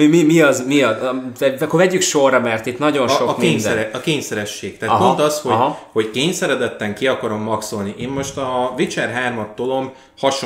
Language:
Hungarian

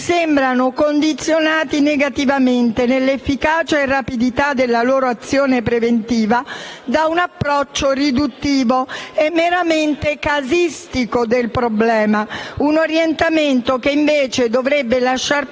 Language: Italian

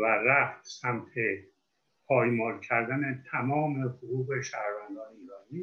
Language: Persian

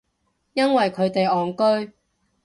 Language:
Cantonese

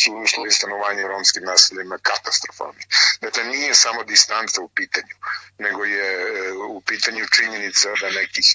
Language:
Croatian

